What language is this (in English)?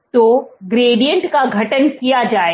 Hindi